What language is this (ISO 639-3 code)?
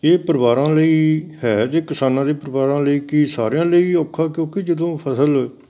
pan